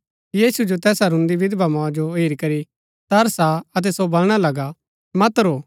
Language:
Gaddi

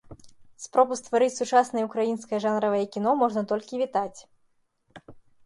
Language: Belarusian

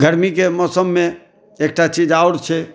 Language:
Maithili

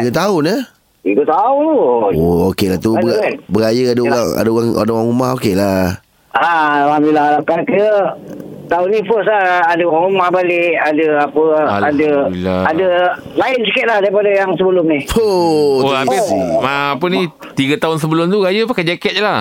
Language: Malay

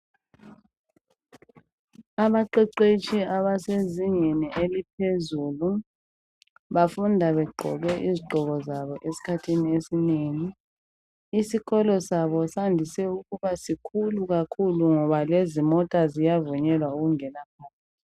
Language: North Ndebele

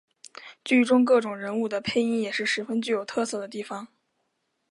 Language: Chinese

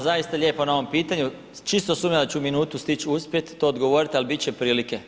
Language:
Croatian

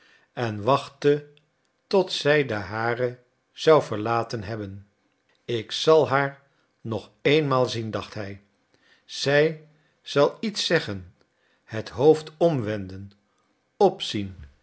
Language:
Dutch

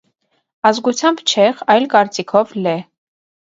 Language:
Armenian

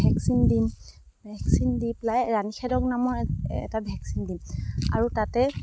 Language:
Assamese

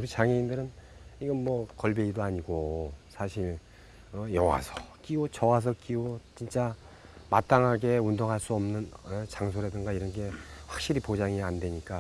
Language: Korean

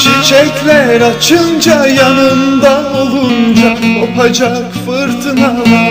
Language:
Turkish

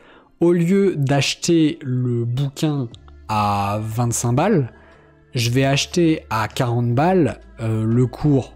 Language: French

